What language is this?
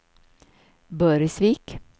Swedish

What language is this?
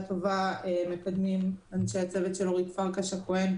Hebrew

